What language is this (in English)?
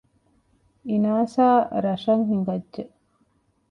Divehi